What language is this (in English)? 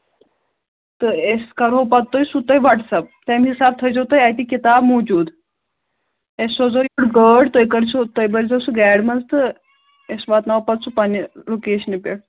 Kashmiri